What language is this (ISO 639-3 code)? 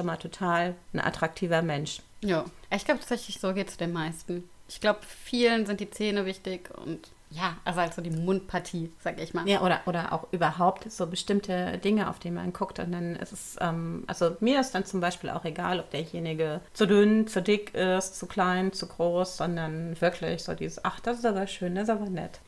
deu